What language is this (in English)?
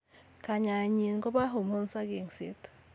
Kalenjin